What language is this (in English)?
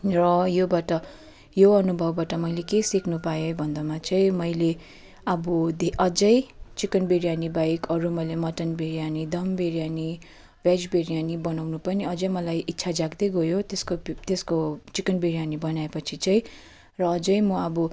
Nepali